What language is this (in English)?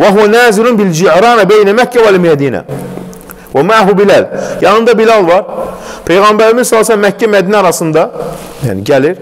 Turkish